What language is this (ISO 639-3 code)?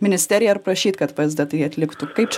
lit